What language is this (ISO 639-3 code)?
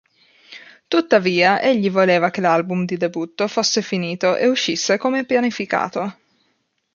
ita